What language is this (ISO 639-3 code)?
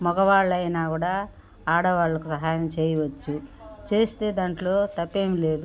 tel